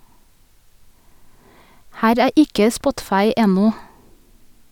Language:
Norwegian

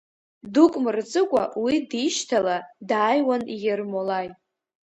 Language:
Abkhazian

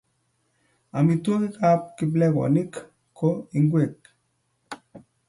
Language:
Kalenjin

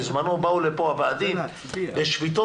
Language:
Hebrew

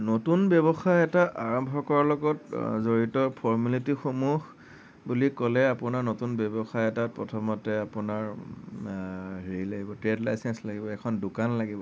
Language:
Assamese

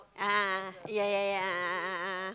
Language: English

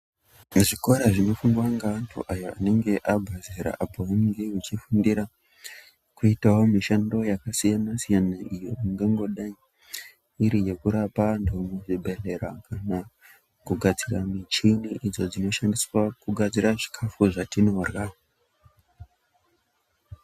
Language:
Ndau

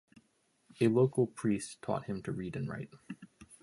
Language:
English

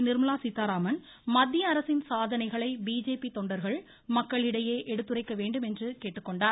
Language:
Tamil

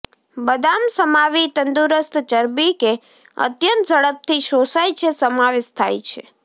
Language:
Gujarati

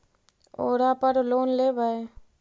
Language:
Magahi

